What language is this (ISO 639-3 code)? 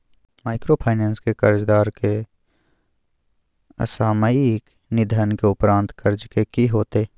mai